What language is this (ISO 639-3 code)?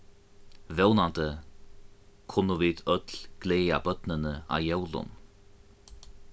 fao